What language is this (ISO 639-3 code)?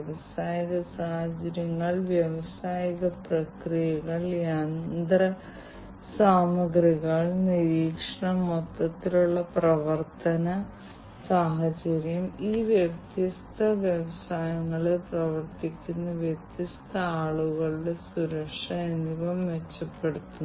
mal